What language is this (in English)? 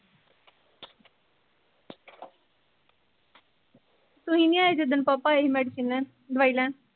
Punjabi